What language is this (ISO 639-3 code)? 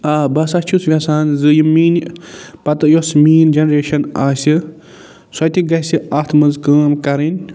kas